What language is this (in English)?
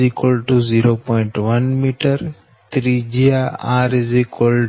Gujarati